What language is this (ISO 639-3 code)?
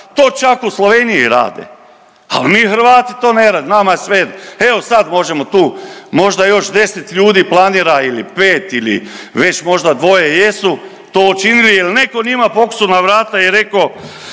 hrv